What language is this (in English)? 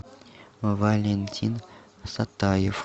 Russian